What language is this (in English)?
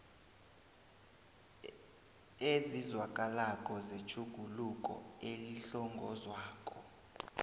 South Ndebele